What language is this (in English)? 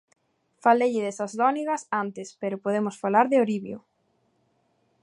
Galician